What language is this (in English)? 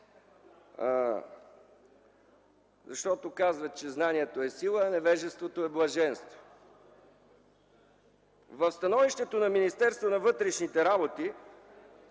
Bulgarian